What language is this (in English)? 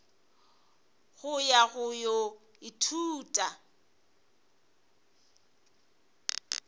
Northern Sotho